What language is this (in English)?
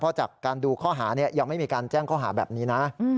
Thai